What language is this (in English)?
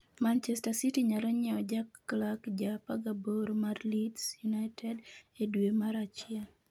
Luo (Kenya and Tanzania)